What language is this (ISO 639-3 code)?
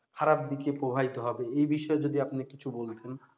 ben